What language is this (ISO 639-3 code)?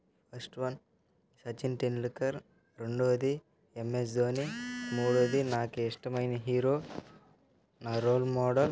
tel